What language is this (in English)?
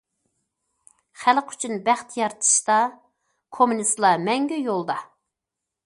Uyghur